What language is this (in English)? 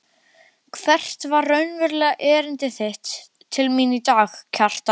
Icelandic